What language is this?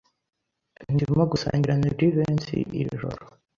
Kinyarwanda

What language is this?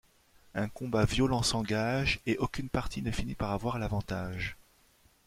French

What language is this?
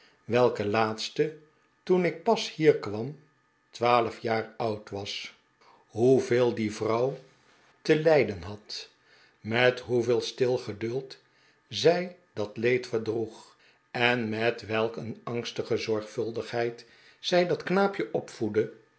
Dutch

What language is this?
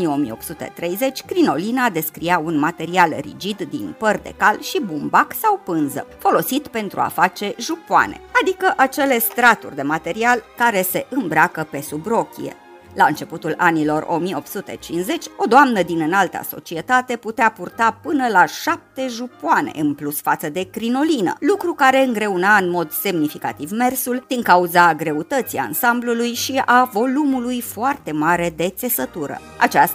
Romanian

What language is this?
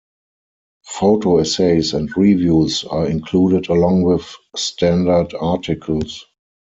English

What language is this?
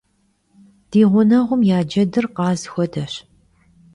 Kabardian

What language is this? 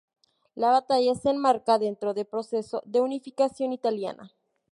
Spanish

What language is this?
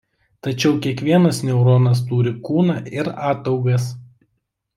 Lithuanian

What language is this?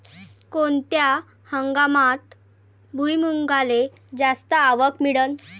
Marathi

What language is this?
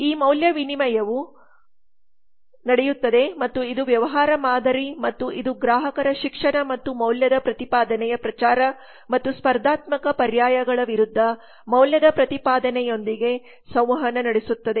Kannada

